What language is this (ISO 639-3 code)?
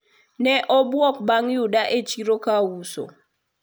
luo